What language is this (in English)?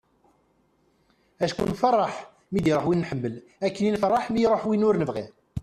Kabyle